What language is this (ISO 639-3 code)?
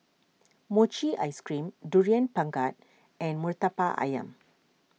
eng